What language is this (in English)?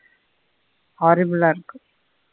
Tamil